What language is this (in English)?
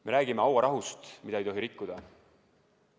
Estonian